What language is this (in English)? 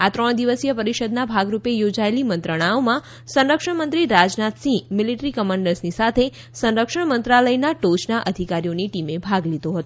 Gujarati